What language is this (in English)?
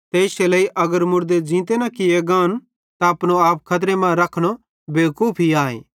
Bhadrawahi